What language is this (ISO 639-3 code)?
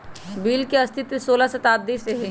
mag